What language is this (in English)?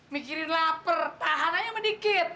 Indonesian